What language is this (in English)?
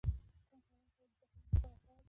Pashto